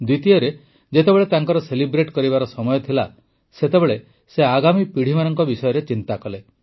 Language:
Odia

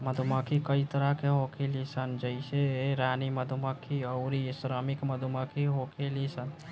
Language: Bhojpuri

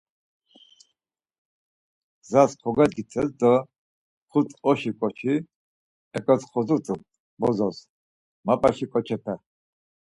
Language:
Laz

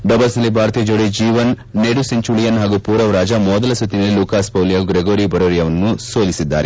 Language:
Kannada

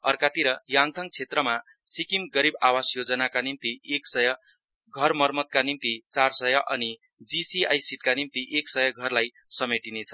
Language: Nepali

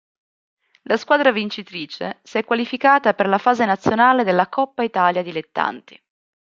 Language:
Italian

